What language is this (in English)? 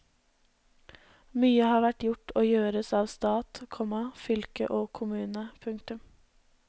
Norwegian